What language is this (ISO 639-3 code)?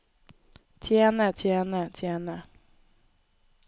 nor